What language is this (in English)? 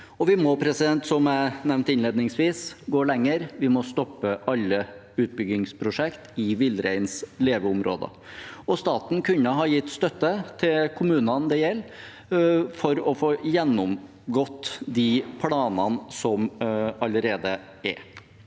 Norwegian